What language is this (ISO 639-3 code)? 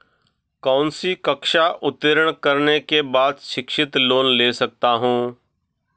hin